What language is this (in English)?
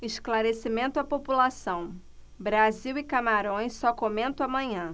Portuguese